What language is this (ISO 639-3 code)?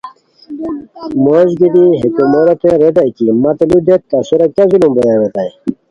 khw